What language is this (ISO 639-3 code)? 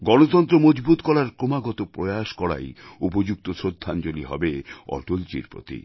ben